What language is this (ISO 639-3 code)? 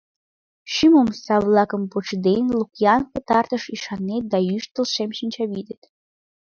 chm